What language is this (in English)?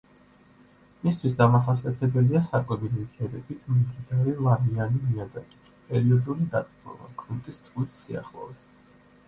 Georgian